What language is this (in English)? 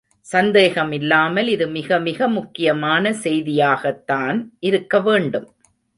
Tamil